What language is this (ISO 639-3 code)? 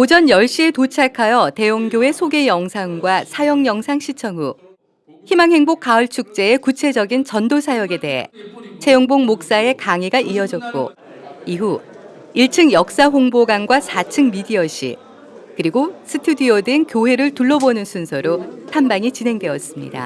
kor